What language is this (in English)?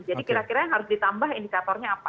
Indonesian